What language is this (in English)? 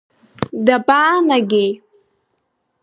Abkhazian